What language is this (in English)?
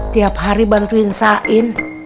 Indonesian